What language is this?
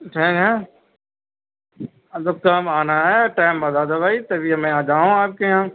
Urdu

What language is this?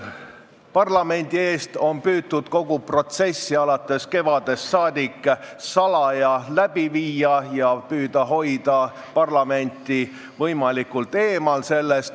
Estonian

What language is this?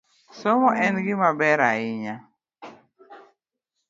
Luo (Kenya and Tanzania)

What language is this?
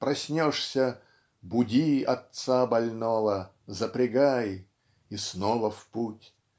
Russian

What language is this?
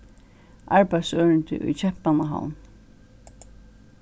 Faroese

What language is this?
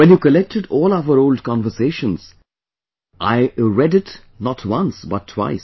English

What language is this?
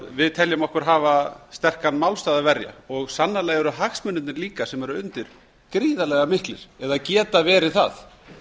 Icelandic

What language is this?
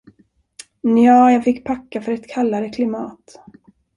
Swedish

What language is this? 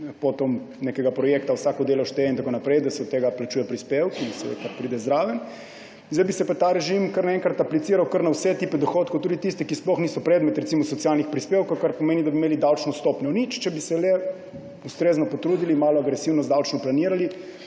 Slovenian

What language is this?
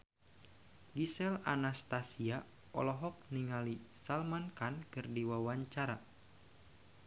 Sundanese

